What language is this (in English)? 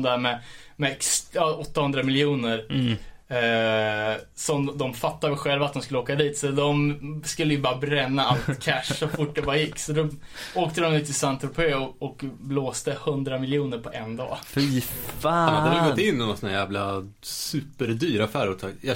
Swedish